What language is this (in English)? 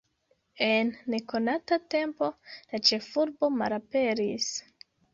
Esperanto